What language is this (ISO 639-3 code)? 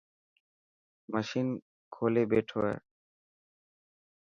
mki